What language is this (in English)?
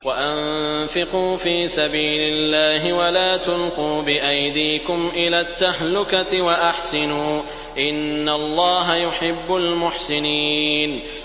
Arabic